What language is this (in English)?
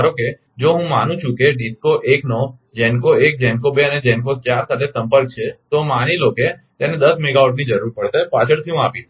Gujarati